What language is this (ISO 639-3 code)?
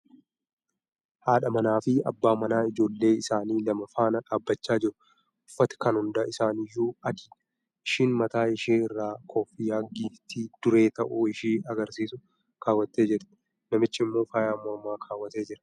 orm